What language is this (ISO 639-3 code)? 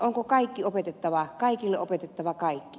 fin